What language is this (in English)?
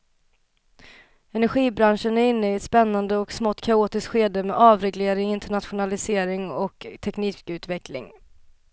Swedish